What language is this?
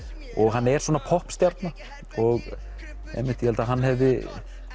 Icelandic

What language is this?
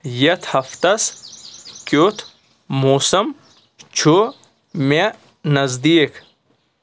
Kashmiri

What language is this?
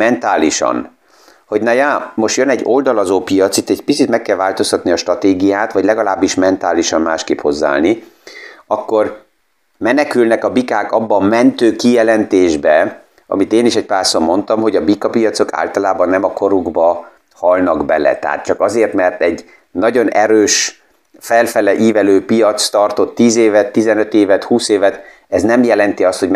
Hungarian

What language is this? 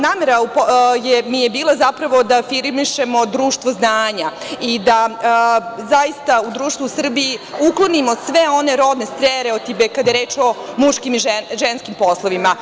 Serbian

